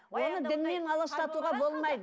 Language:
Kazakh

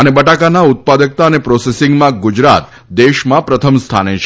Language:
Gujarati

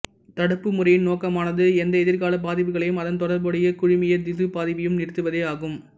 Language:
Tamil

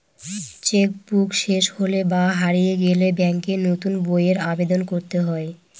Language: Bangla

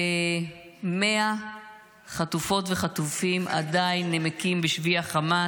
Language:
Hebrew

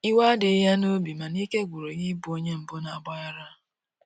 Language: Igbo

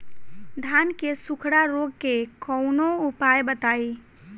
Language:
Bhojpuri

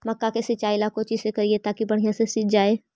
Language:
Magahi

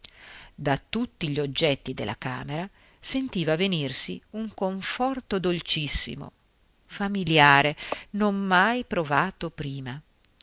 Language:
Italian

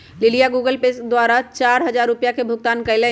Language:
Magahi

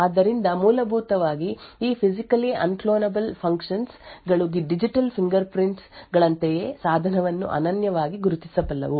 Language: Kannada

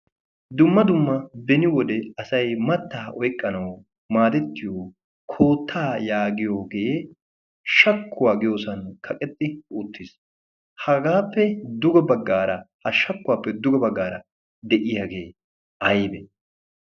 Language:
Wolaytta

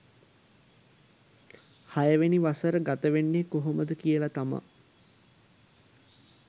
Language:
Sinhala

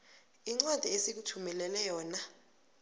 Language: South Ndebele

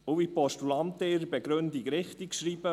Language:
Swiss German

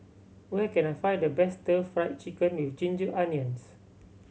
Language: English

